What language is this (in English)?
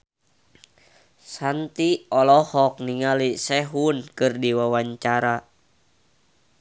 Sundanese